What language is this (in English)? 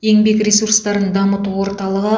Kazakh